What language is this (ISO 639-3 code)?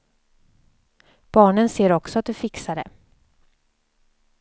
swe